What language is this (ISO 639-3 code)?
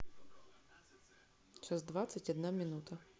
rus